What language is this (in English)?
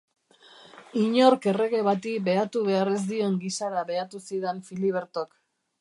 Basque